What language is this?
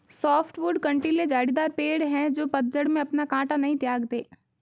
Hindi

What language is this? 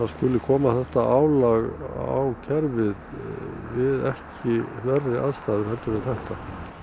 Icelandic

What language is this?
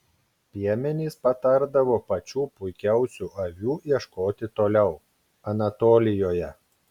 Lithuanian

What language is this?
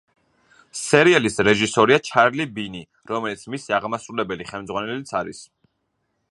Georgian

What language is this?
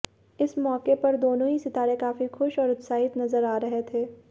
Hindi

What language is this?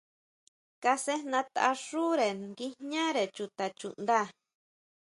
Huautla Mazatec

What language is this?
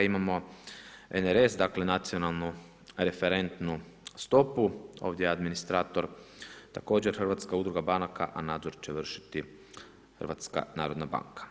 Croatian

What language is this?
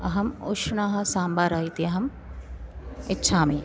Sanskrit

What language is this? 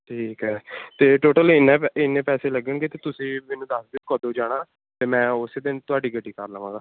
Punjabi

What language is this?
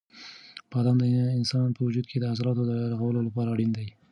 Pashto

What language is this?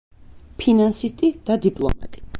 Georgian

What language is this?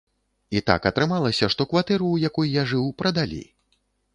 Belarusian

